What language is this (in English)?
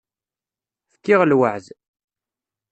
Kabyle